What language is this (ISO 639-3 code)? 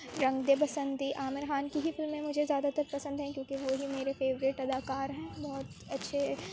urd